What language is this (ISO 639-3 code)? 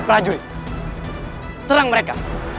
ind